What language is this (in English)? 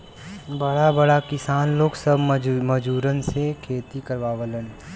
Bhojpuri